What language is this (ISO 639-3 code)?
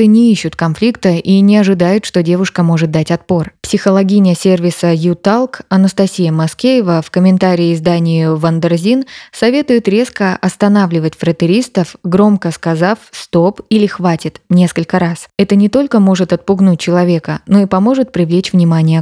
rus